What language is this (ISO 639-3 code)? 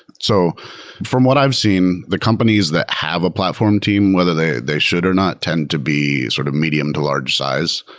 eng